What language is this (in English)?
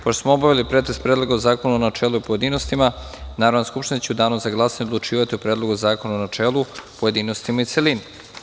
Serbian